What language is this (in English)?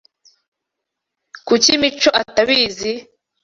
Kinyarwanda